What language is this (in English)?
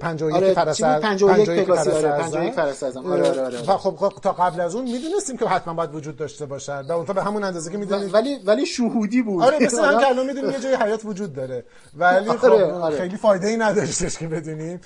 Persian